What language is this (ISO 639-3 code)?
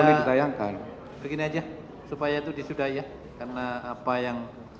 ind